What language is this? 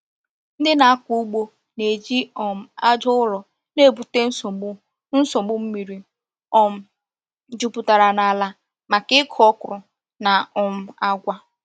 Igbo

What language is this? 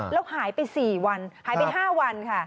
Thai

